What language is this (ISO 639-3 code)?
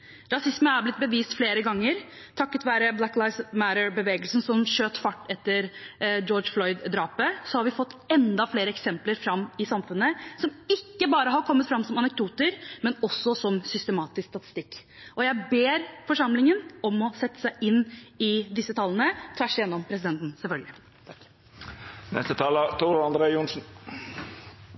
nob